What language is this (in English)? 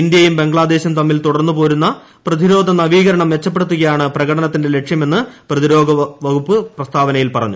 Malayalam